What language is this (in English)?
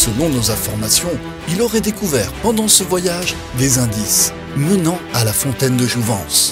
French